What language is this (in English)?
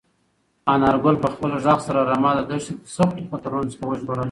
Pashto